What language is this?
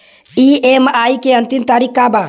Bhojpuri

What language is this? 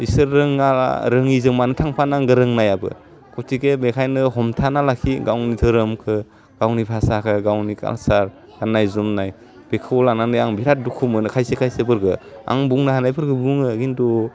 Bodo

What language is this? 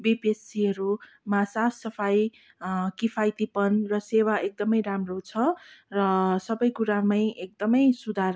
Nepali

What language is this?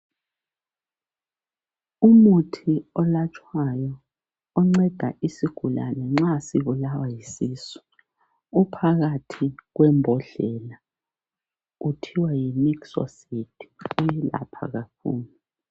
North Ndebele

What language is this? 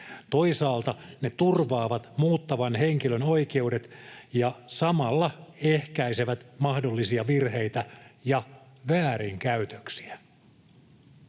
Finnish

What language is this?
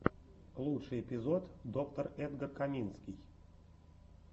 Russian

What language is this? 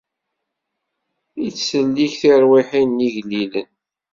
Kabyle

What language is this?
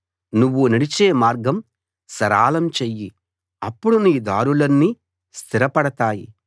Telugu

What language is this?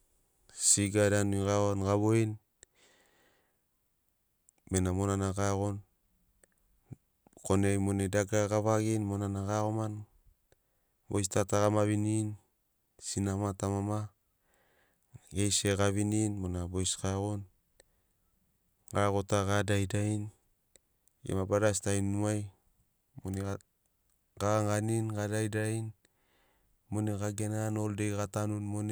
Sinaugoro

